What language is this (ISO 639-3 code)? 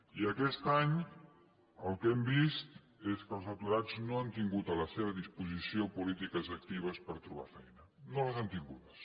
cat